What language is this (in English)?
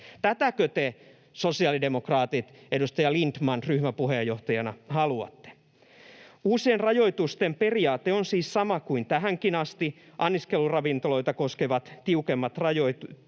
Finnish